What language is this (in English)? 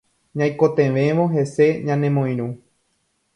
Guarani